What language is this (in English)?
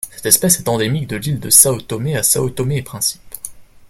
French